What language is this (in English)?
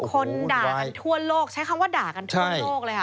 Thai